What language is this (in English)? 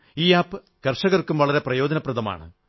Malayalam